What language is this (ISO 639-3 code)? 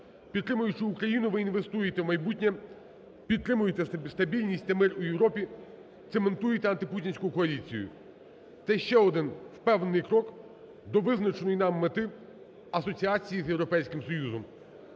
ukr